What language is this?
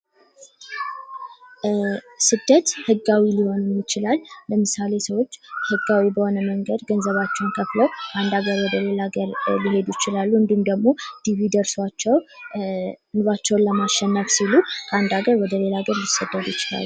Amharic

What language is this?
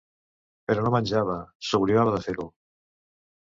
Catalan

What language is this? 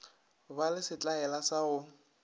Northern Sotho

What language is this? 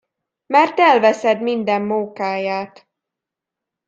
Hungarian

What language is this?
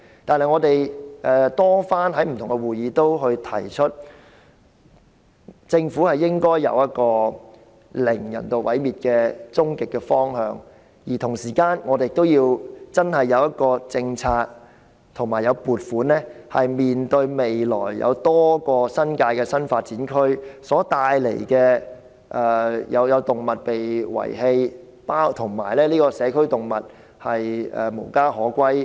Cantonese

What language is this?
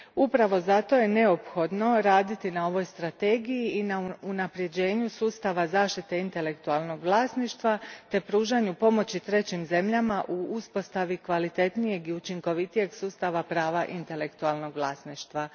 Croatian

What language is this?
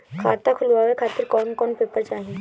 Bhojpuri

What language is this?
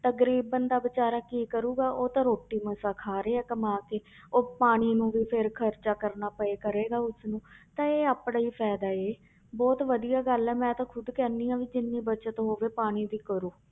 Punjabi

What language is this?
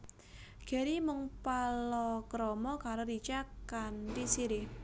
Javanese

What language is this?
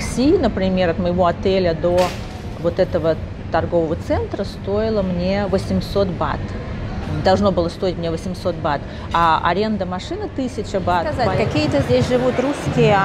Russian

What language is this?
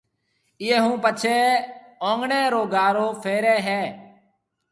Marwari (Pakistan)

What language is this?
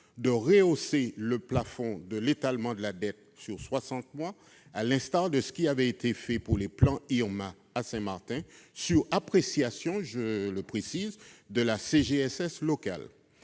French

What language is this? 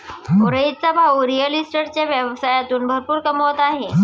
Marathi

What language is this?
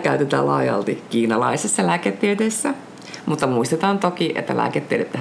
Finnish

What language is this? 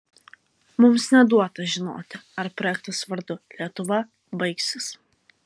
Lithuanian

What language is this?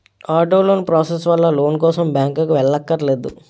Telugu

